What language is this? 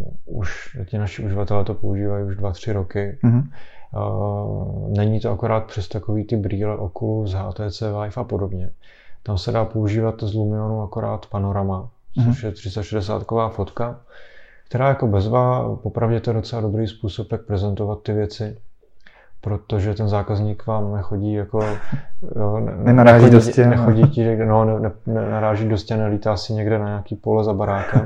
Czech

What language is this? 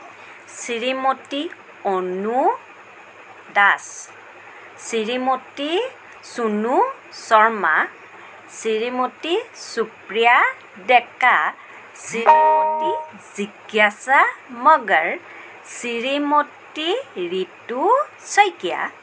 Assamese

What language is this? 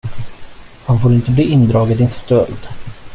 Swedish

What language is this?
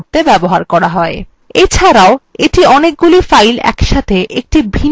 Bangla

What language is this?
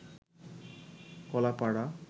Bangla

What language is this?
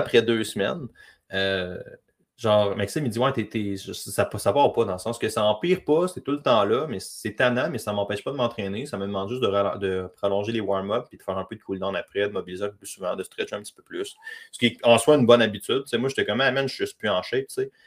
French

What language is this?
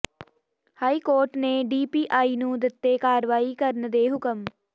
Punjabi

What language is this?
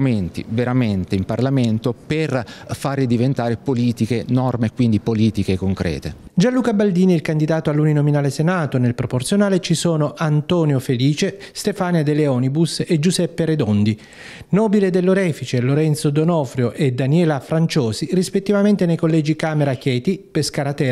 Italian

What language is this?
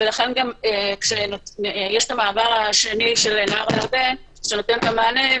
Hebrew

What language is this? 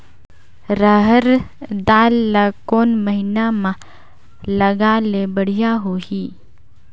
Chhattisgarhi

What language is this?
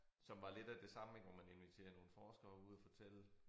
Danish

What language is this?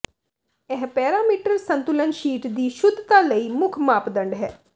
Punjabi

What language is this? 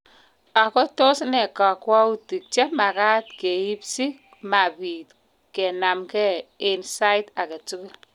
Kalenjin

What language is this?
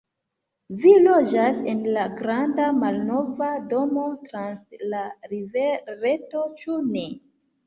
Esperanto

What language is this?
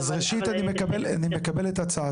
Hebrew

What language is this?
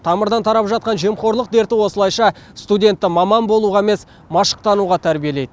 Kazakh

